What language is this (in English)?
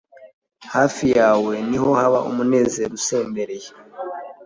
Kinyarwanda